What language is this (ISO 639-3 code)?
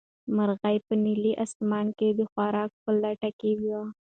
pus